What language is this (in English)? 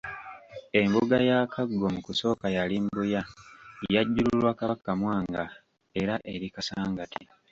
Ganda